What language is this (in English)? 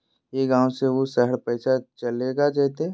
Magahi